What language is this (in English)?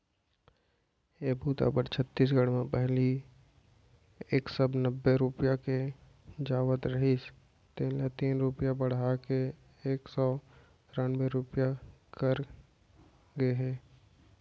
Chhattisgarhi